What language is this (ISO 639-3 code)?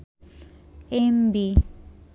ben